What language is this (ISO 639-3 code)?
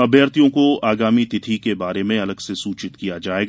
hin